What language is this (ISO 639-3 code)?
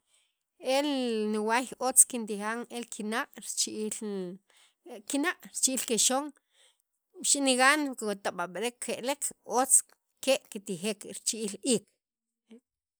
quv